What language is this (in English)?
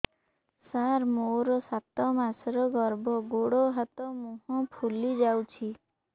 Odia